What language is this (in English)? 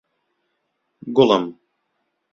Central Kurdish